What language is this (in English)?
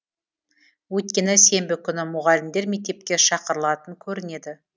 Kazakh